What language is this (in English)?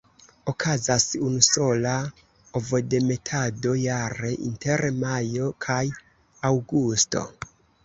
Esperanto